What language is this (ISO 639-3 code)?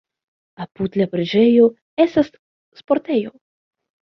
epo